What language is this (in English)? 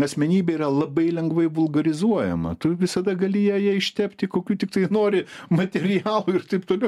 Lithuanian